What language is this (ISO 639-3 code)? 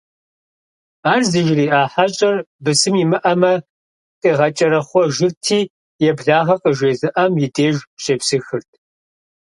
kbd